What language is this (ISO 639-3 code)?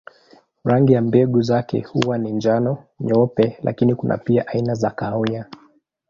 swa